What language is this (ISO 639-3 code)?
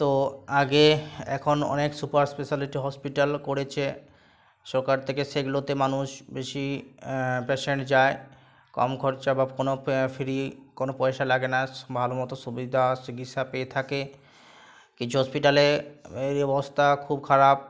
ben